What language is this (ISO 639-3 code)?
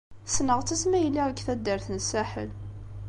kab